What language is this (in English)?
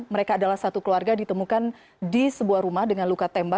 Indonesian